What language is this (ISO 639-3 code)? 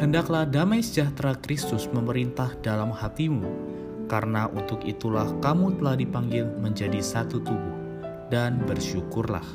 ind